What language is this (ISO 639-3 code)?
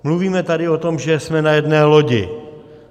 ces